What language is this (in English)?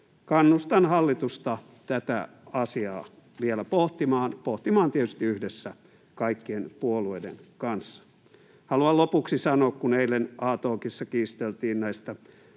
Finnish